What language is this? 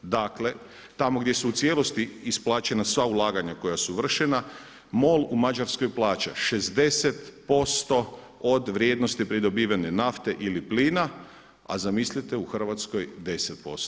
Croatian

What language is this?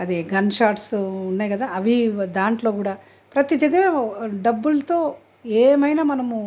Telugu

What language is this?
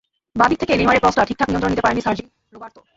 Bangla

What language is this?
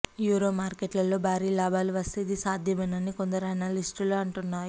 Telugu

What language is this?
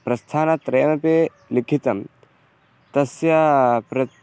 Sanskrit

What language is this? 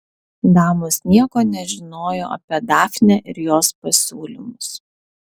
Lithuanian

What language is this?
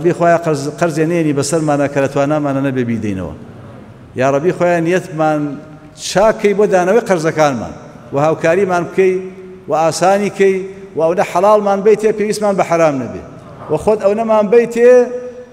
Arabic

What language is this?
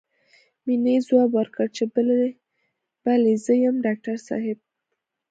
Pashto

